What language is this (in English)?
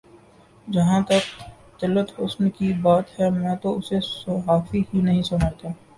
Urdu